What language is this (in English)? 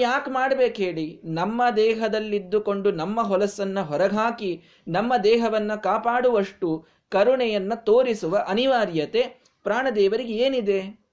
Kannada